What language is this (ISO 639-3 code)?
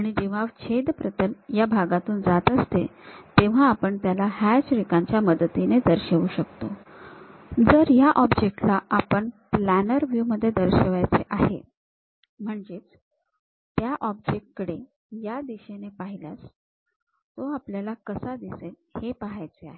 mar